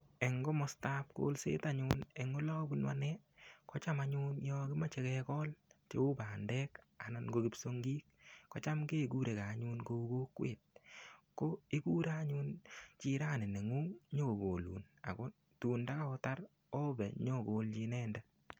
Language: Kalenjin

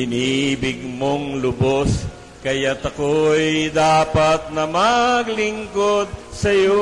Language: Filipino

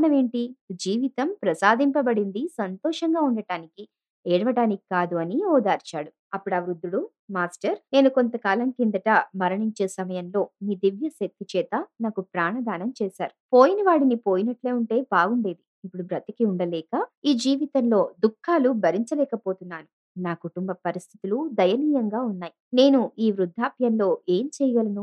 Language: Telugu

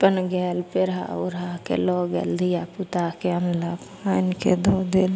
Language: Maithili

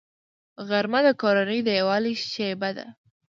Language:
Pashto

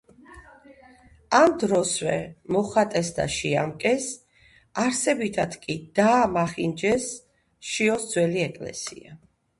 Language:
Georgian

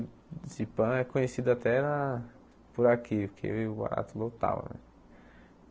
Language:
Portuguese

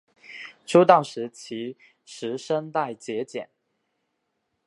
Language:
Chinese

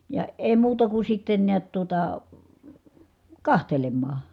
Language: Finnish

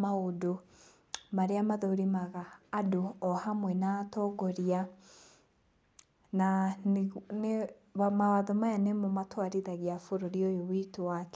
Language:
Kikuyu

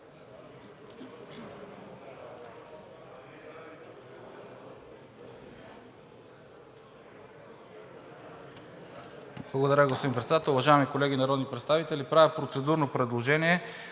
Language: Bulgarian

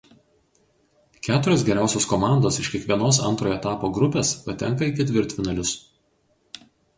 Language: Lithuanian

